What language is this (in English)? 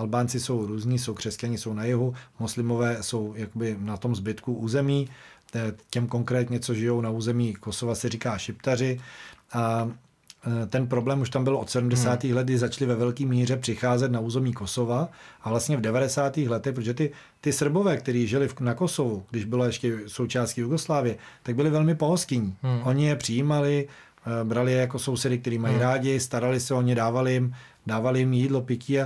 Czech